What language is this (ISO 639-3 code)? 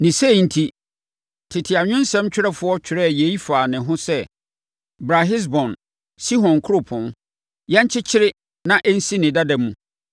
aka